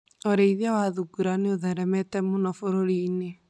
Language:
Kikuyu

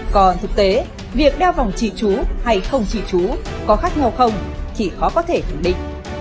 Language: Vietnamese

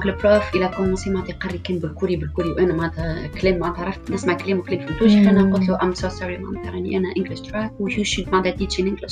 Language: Arabic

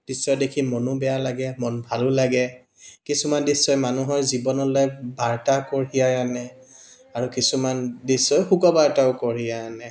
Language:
Assamese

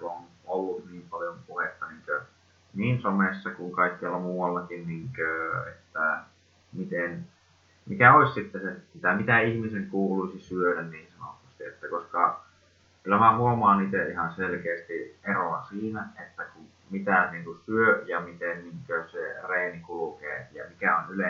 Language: Finnish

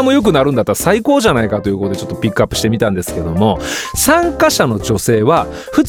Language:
Japanese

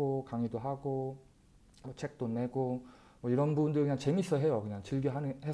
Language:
Korean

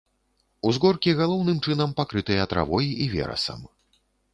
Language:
Belarusian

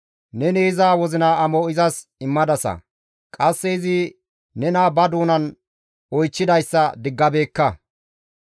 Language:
Gamo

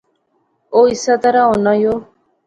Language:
Pahari-Potwari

